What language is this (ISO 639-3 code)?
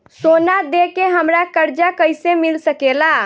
bho